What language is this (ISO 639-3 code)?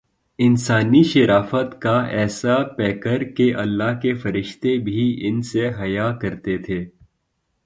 urd